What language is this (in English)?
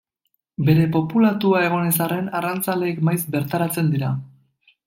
Basque